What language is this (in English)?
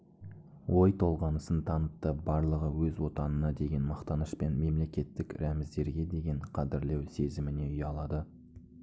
Kazakh